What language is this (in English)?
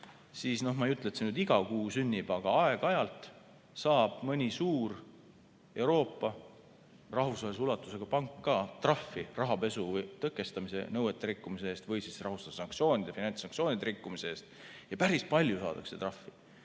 Estonian